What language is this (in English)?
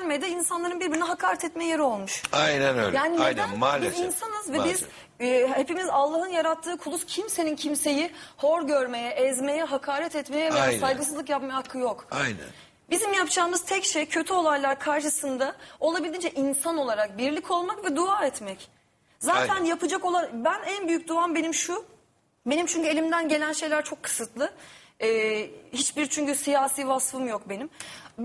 Turkish